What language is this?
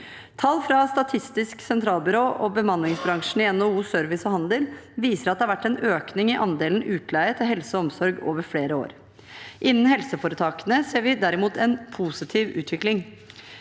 Norwegian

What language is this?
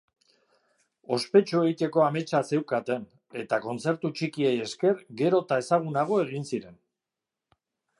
Basque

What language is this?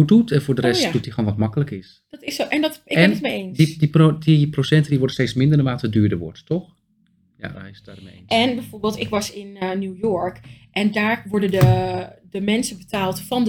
Dutch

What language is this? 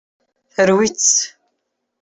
Kabyle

